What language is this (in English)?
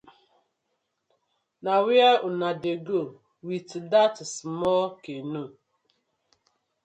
Nigerian Pidgin